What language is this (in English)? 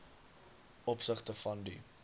Afrikaans